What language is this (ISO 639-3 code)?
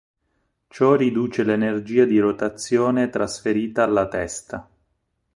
ita